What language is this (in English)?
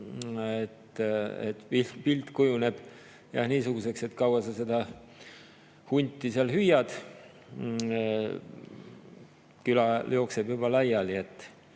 Estonian